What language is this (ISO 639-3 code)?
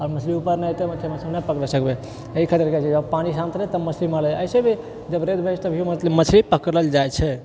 mai